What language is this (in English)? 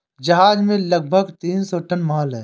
Hindi